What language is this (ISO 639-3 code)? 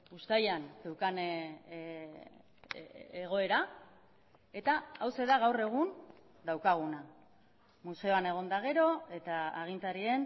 eus